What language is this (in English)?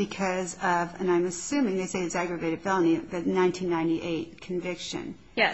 English